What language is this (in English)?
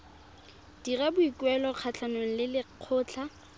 Tswana